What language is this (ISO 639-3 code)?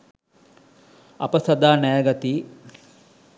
sin